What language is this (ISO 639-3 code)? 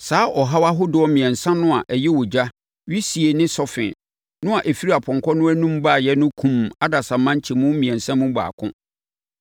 aka